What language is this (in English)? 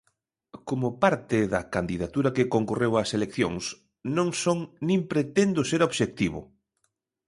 Galician